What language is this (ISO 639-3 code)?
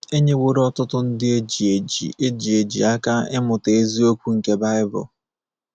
ibo